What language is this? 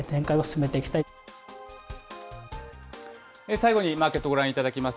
Japanese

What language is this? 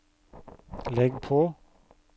Norwegian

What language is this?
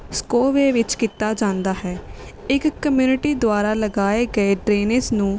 Punjabi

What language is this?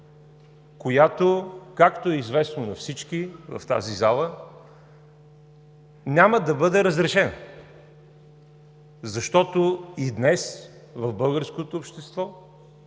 Bulgarian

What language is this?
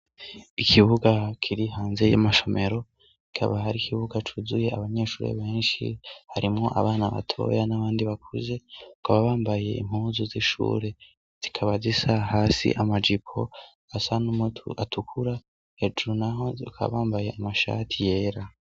Rundi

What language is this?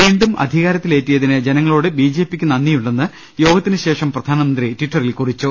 Malayalam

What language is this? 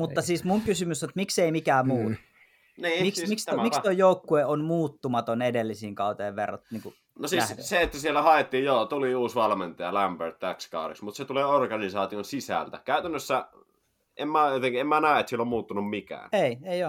Finnish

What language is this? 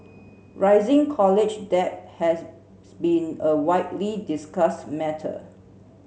English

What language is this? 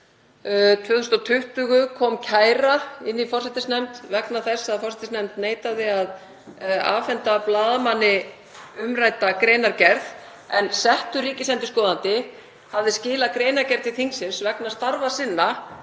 Icelandic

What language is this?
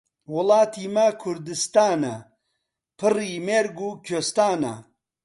Central Kurdish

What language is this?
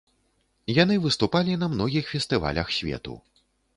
Belarusian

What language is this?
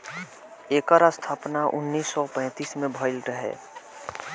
Bhojpuri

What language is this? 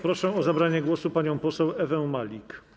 Polish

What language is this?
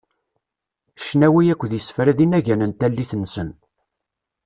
Kabyle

